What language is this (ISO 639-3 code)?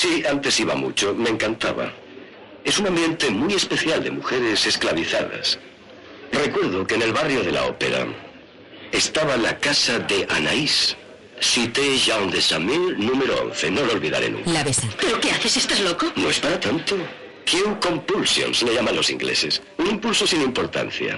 spa